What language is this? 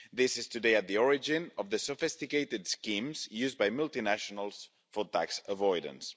English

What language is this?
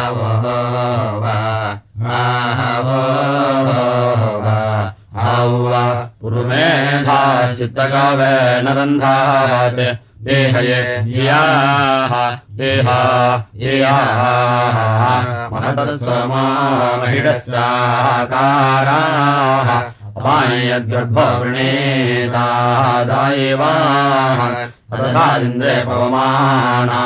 Russian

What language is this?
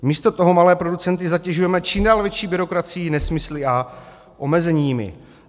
Czech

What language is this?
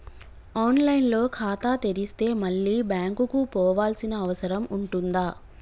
Telugu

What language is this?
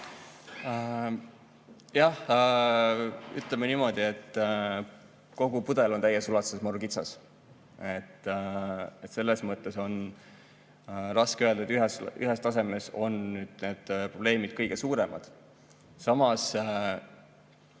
Estonian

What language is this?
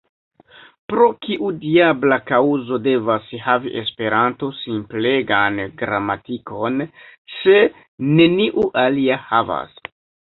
Esperanto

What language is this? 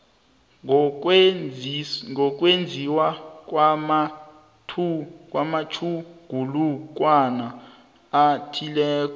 South Ndebele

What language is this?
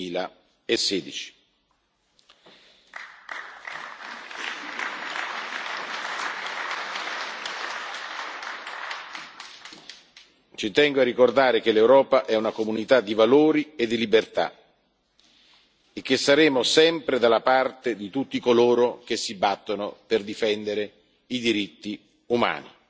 Italian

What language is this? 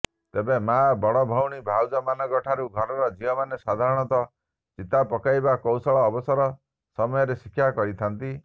Odia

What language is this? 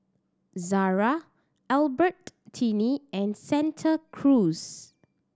English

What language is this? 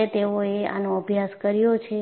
Gujarati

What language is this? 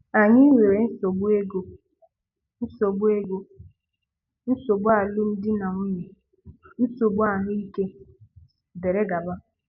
Igbo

